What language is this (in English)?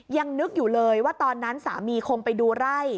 Thai